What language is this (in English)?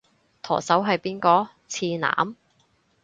Cantonese